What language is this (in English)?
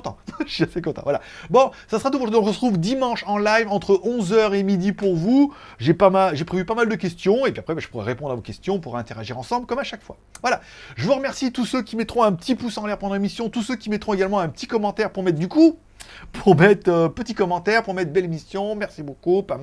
French